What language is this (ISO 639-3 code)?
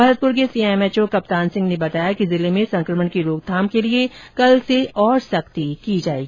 hin